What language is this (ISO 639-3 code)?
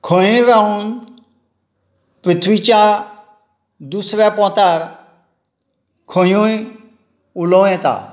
kok